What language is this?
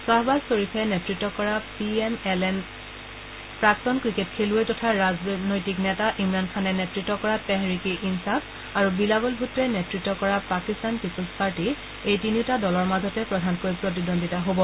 Assamese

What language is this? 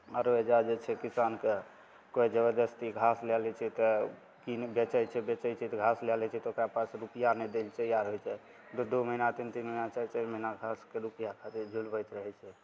Maithili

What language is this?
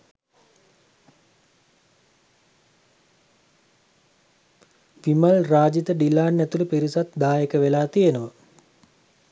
Sinhala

